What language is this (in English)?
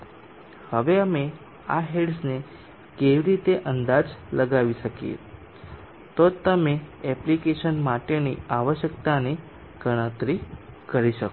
Gujarati